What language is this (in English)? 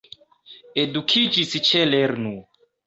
Esperanto